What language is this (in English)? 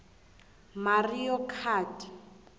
South Ndebele